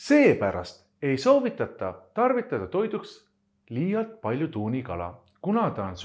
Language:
Estonian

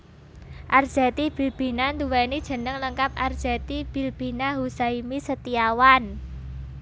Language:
Javanese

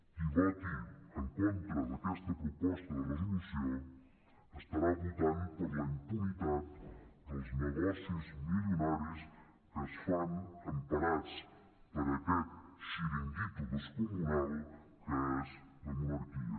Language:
Catalan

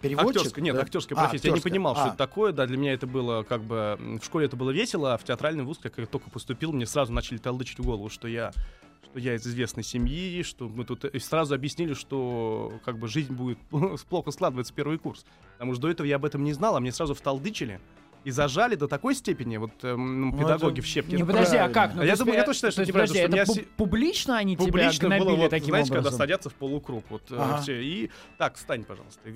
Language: Russian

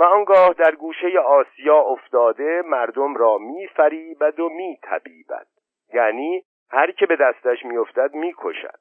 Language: Persian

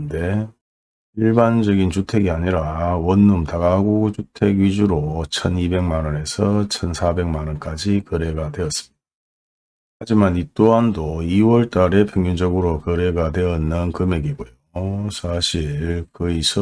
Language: Korean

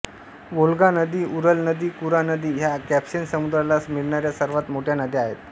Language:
Marathi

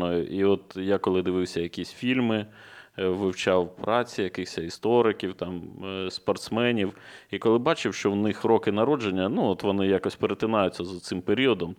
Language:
Ukrainian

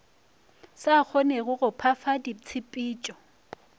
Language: Northern Sotho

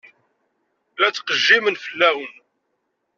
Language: Kabyle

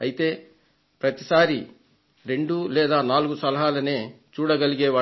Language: Telugu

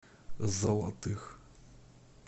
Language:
Russian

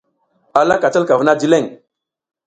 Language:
South Giziga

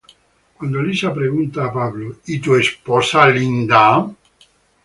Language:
Spanish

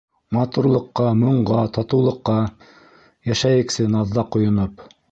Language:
Bashkir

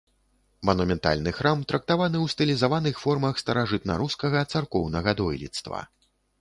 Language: Belarusian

